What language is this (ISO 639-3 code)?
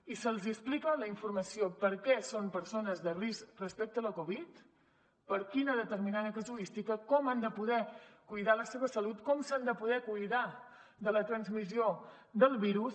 cat